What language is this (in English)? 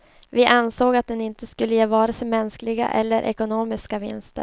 Swedish